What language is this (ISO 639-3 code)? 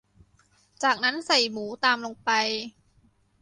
tha